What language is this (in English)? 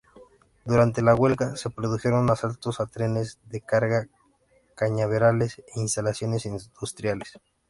Spanish